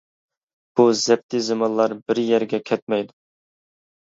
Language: Uyghur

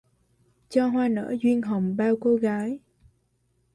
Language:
Vietnamese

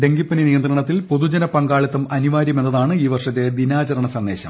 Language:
Malayalam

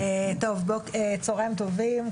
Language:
Hebrew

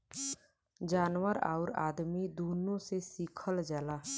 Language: Bhojpuri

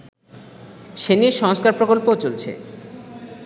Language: Bangla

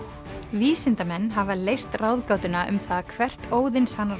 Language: Icelandic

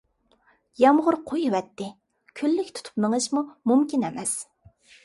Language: Uyghur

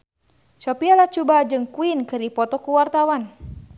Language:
Sundanese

